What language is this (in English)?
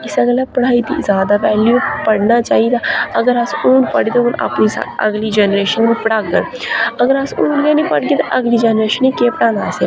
Dogri